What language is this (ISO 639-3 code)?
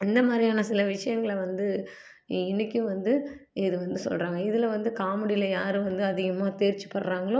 tam